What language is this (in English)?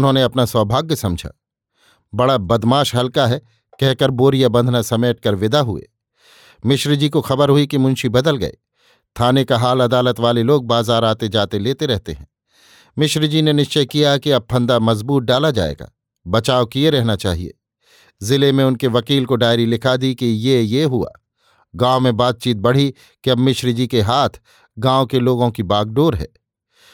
Hindi